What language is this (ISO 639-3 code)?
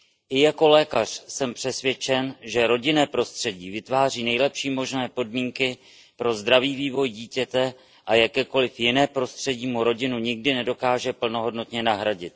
ces